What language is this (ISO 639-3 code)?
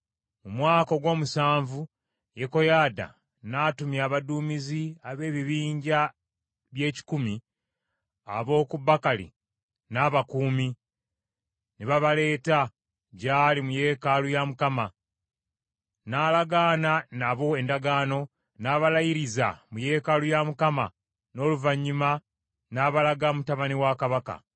lug